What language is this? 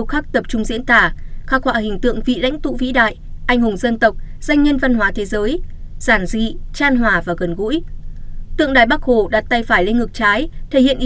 Vietnamese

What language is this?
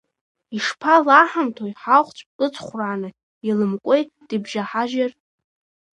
Abkhazian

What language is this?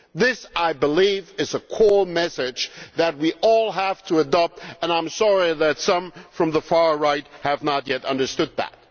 English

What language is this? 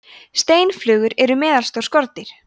Icelandic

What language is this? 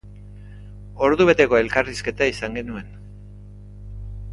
Basque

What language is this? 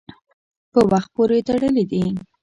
Pashto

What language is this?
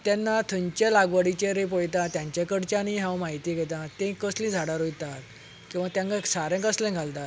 Konkani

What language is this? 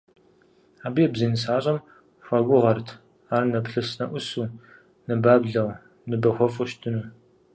Kabardian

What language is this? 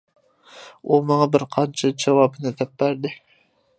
Uyghur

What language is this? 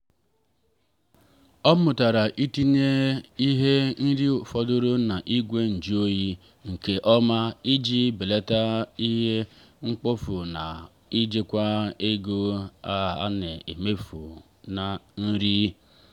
Igbo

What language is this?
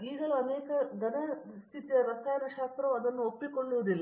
Kannada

